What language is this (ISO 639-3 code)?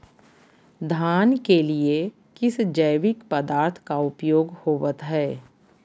mag